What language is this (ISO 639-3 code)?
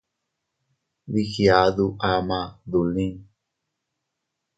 cut